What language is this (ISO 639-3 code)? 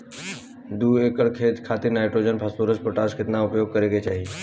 bho